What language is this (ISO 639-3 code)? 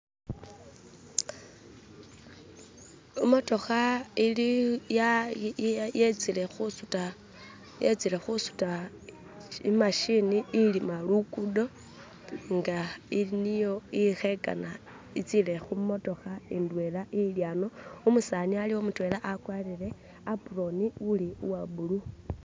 myx